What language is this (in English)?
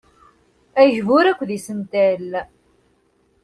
Kabyle